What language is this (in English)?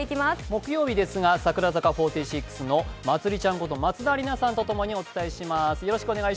Japanese